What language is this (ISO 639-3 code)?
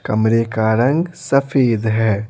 hin